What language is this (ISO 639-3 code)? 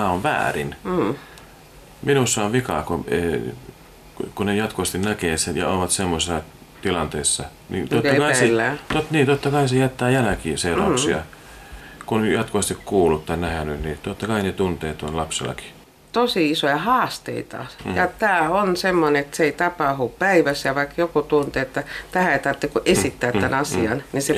fin